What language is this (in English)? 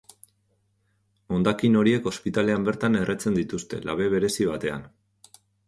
Basque